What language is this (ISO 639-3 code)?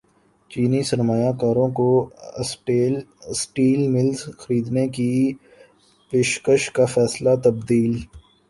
urd